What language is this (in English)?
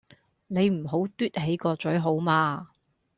Cantonese